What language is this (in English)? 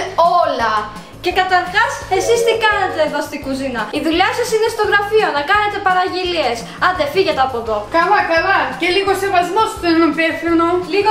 Greek